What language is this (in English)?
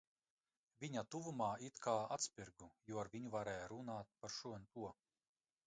Latvian